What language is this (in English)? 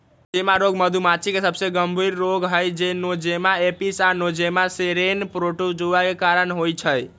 Magahi